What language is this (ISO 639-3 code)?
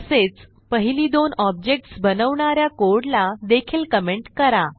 mar